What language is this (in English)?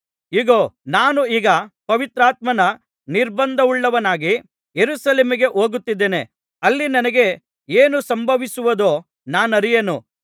Kannada